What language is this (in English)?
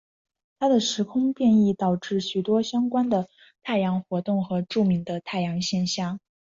Chinese